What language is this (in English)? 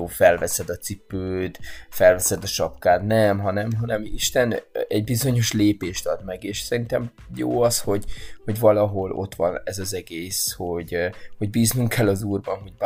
Hungarian